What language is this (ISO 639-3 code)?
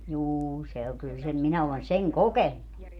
fin